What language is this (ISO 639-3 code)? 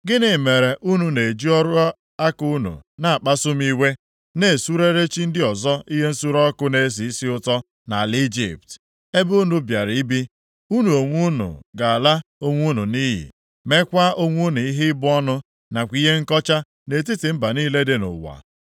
ibo